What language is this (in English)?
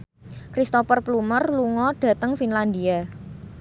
Javanese